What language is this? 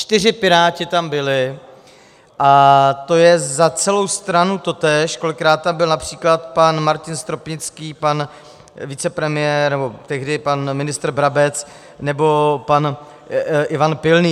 Czech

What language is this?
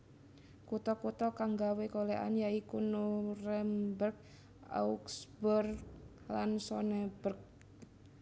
Javanese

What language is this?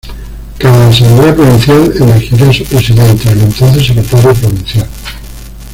Spanish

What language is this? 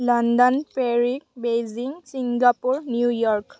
Assamese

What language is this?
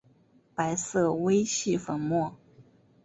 Chinese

